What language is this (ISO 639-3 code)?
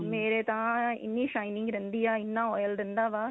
pan